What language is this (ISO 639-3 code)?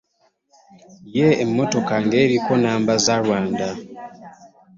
lug